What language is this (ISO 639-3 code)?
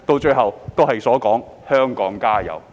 yue